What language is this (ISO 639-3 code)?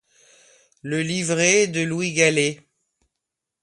fra